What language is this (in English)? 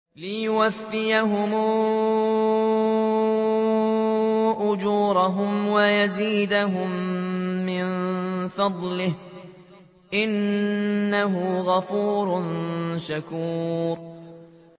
Arabic